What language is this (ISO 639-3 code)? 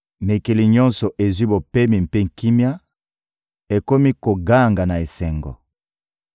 lin